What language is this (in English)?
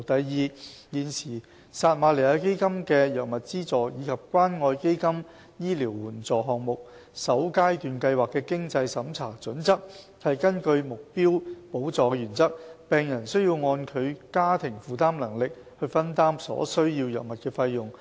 Cantonese